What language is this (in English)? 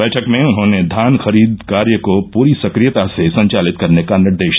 Hindi